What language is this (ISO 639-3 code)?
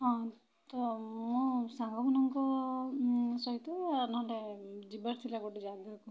ori